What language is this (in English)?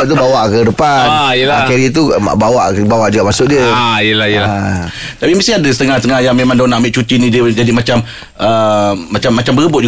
Malay